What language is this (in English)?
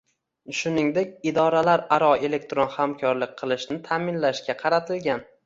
Uzbek